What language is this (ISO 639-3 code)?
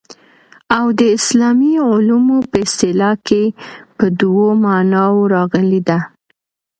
pus